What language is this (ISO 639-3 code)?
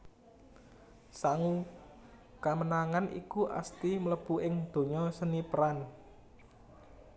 jav